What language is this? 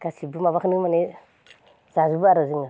Bodo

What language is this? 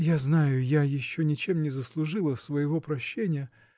Russian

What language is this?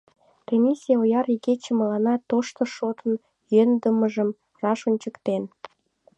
Mari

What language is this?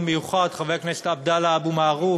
Hebrew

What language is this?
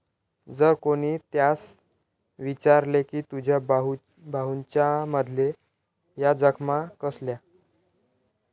Marathi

